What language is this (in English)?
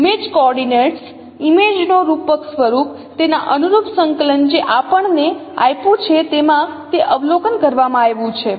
Gujarati